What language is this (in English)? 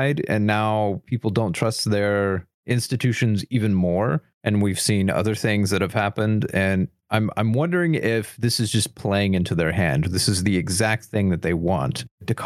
English